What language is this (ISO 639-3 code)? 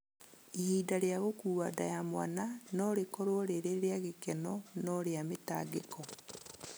kik